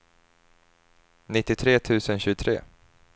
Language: Swedish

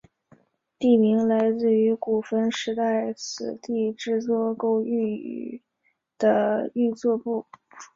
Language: Chinese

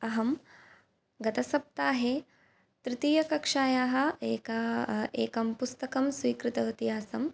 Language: Sanskrit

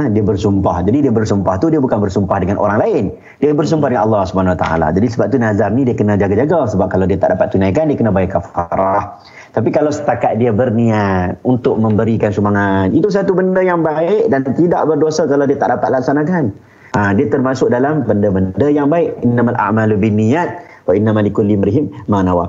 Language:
Malay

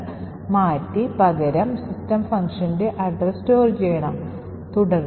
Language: Malayalam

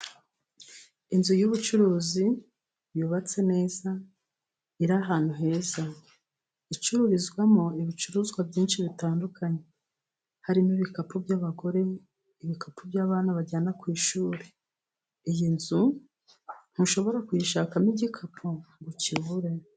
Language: Kinyarwanda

